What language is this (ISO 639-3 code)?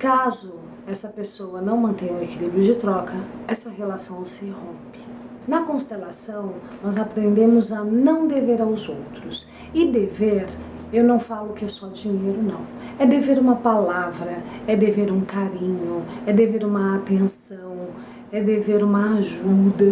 por